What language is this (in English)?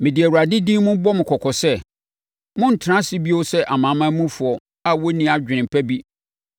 Akan